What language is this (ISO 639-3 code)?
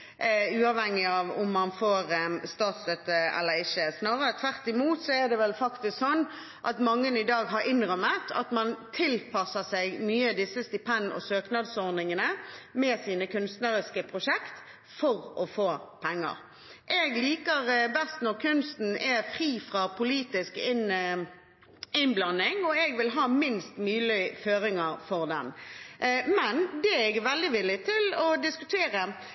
nob